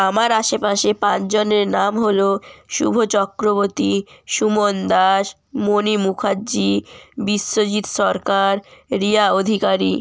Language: Bangla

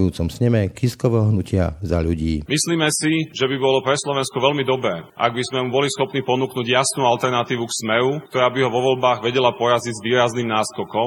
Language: Slovak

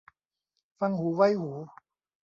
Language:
Thai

